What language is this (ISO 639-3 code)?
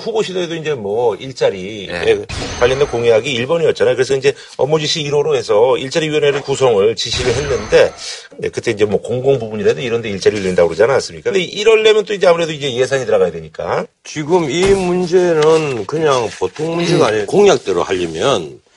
kor